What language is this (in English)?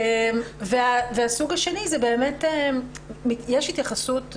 Hebrew